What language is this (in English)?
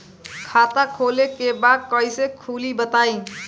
Bhojpuri